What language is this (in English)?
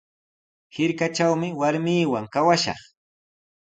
Sihuas Ancash Quechua